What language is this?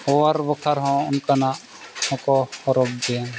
Santali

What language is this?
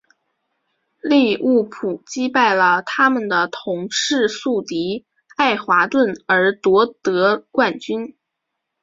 Chinese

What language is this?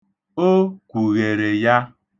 Igbo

